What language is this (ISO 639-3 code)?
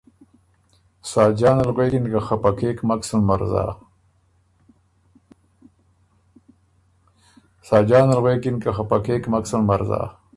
oru